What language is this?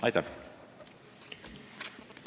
Estonian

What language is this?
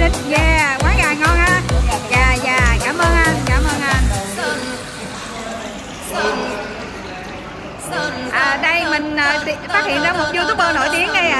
Vietnamese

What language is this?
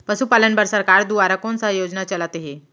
Chhattisgarhi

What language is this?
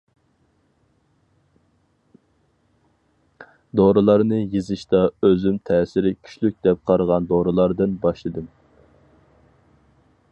Uyghur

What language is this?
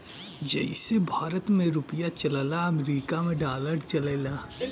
Bhojpuri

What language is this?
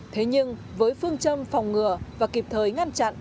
Vietnamese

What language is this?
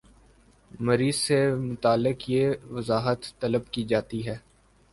Urdu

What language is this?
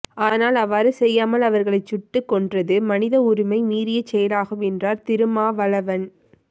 Tamil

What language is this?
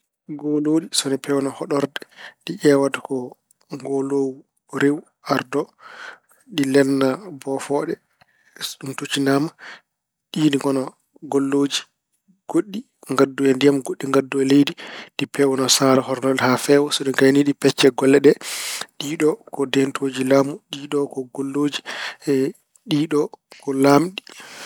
Fula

